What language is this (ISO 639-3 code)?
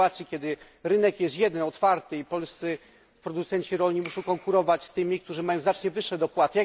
pol